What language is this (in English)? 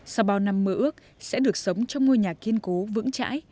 Vietnamese